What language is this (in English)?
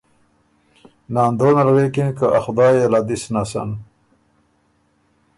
Ormuri